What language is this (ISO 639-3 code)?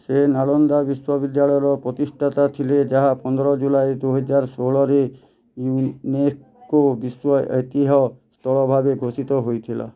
ori